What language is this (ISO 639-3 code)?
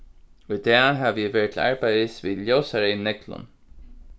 fao